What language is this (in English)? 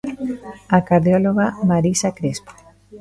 Galician